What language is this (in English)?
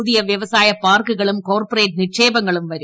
Malayalam